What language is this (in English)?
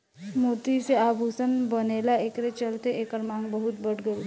Bhojpuri